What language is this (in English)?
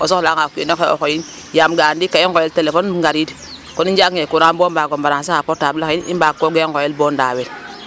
Serer